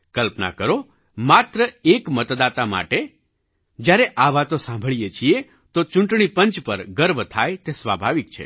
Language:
Gujarati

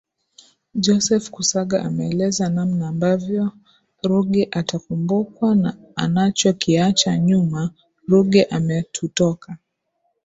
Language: Swahili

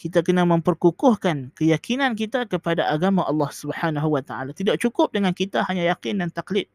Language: Malay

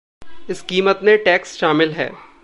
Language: Hindi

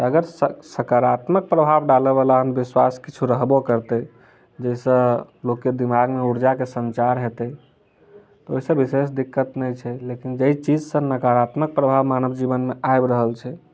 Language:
Maithili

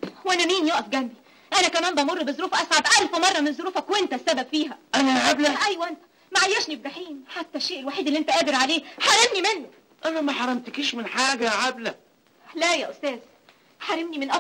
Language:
Arabic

